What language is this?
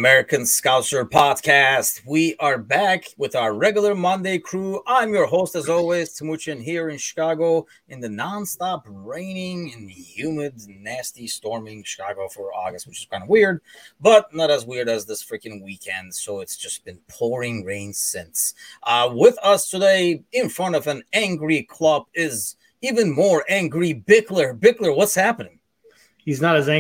English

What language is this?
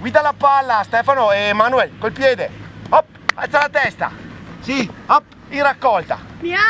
Italian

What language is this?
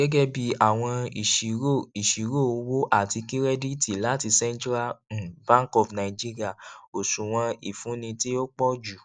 Yoruba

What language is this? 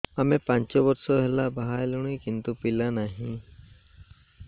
Odia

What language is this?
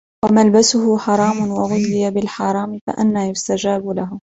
Arabic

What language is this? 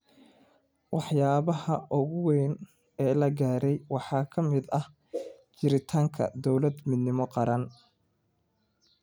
Somali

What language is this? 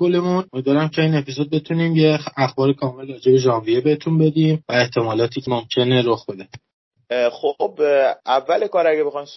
Persian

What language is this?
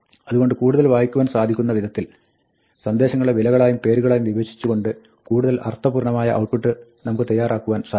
Malayalam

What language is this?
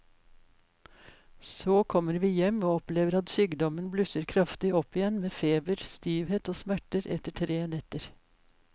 Norwegian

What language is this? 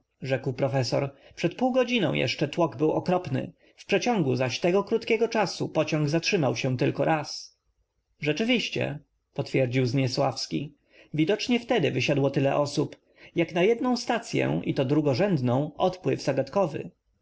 Polish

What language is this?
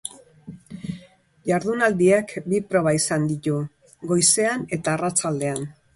Basque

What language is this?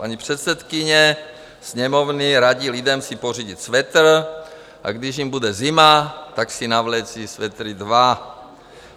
Czech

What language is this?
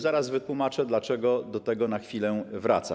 Polish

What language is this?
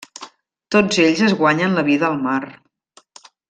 Catalan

